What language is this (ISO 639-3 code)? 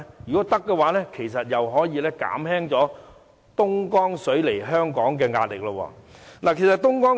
yue